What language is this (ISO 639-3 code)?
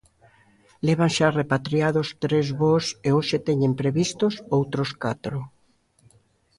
glg